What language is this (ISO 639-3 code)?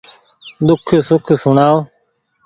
gig